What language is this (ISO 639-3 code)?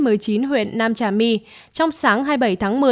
vie